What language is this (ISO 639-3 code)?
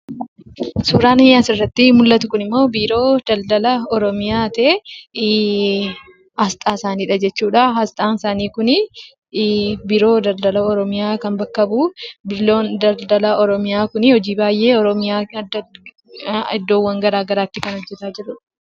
orm